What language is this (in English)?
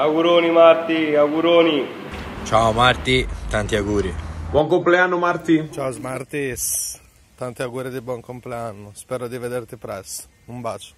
Italian